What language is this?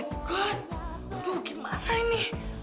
Indonesian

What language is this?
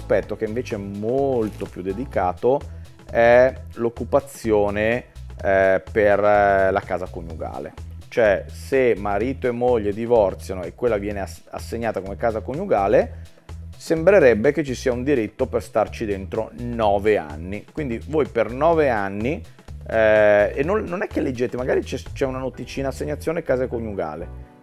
Italian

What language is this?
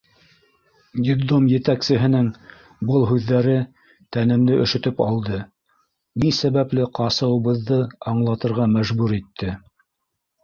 Bashkir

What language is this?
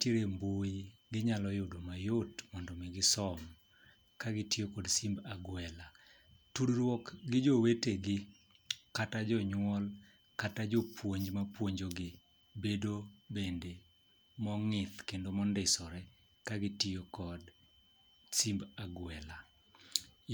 Luo (Kenya and Tanzania)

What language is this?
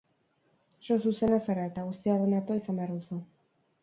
Basque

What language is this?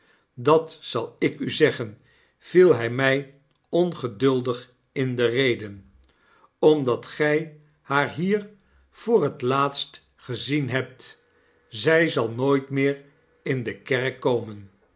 Dutch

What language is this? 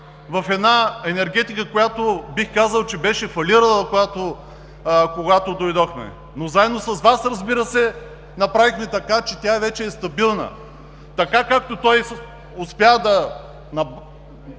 Bulgarian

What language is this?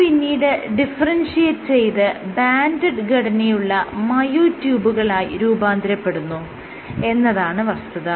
Malayalam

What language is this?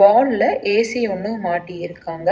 Tamil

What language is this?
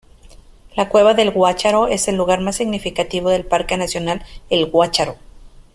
Spanish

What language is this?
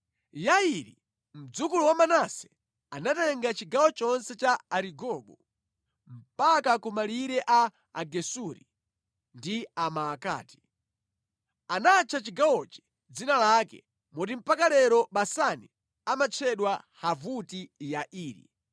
Nyanja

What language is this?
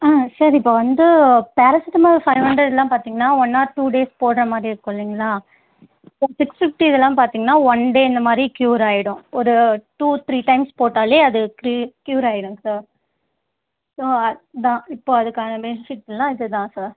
Tamil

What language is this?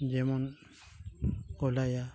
Santali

